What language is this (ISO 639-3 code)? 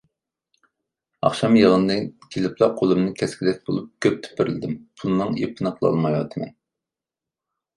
uig